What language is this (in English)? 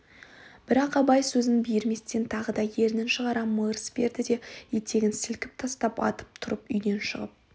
Kazakh